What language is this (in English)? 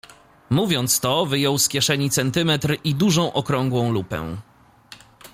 Polish